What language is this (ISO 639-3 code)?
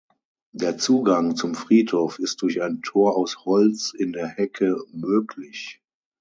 deu